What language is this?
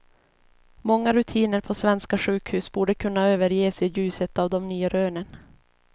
Swedish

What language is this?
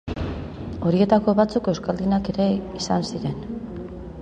Basque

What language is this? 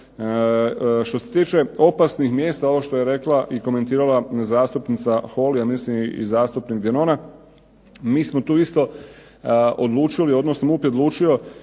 Croatian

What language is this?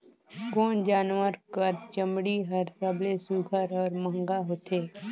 Chhattisgarhi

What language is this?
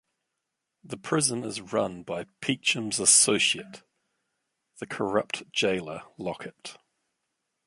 English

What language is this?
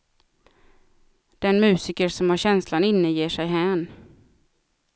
Swedish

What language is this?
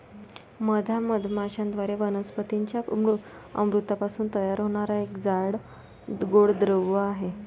Marathi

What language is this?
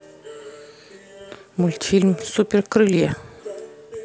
Russian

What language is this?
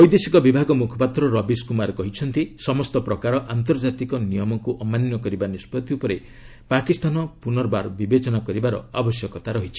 Odia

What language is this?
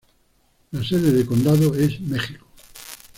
Spanish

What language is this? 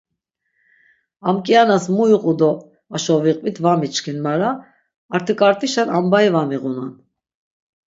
Laz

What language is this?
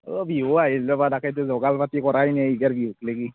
Assamese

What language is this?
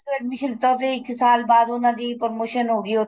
Punjabi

